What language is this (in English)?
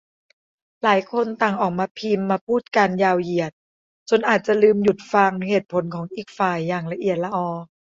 Thai